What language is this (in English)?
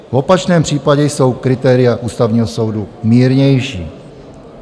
Czech